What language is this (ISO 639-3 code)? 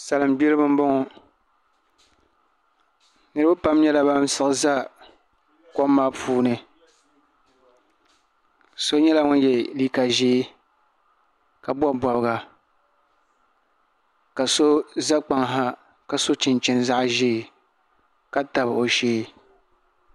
dag